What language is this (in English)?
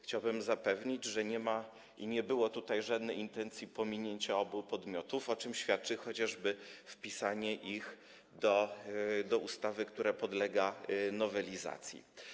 Polish